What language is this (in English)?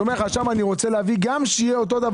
Hebrew